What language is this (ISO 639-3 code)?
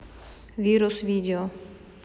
rus